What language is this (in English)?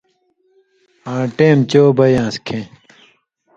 Indus Kohistani